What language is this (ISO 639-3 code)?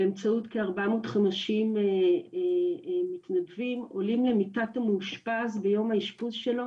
heb